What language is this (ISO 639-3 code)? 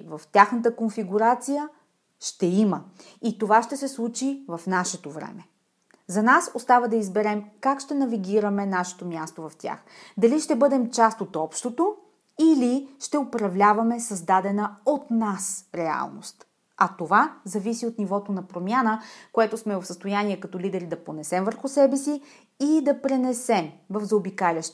bul